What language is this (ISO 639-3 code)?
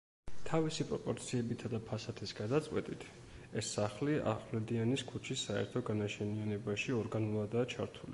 kat